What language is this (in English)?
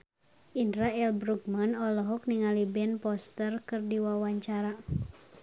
Sundanese